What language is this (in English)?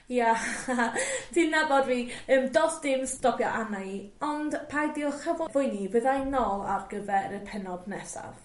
Welsh